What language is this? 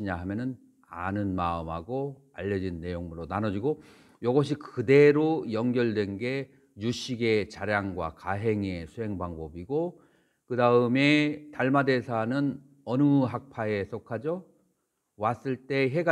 Korean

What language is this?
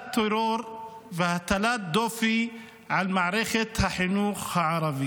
Hebrew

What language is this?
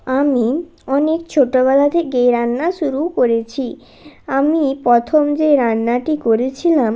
Bangla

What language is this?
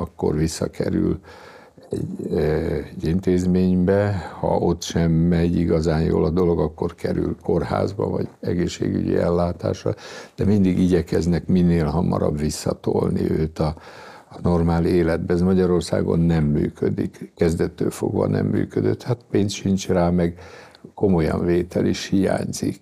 Hungarian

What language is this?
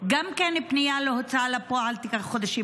Hebrew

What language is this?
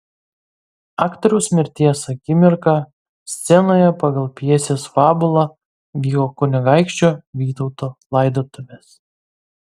Lithuanian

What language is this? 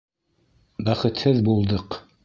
Bashkir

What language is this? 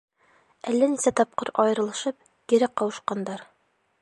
Bashkir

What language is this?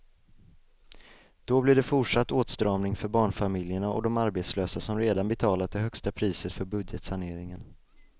Swedish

